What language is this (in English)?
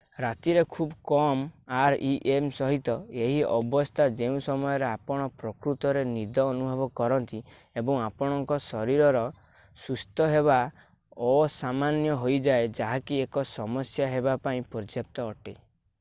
Odia